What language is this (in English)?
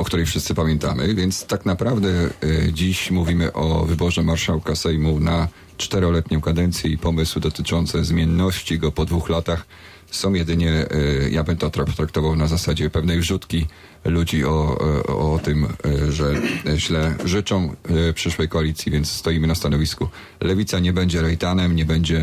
Polish